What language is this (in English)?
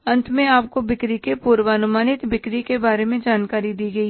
Hindi